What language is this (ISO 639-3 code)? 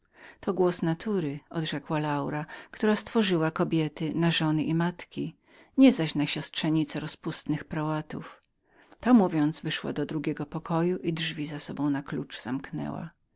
pol